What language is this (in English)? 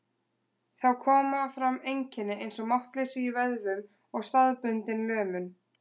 Icelandic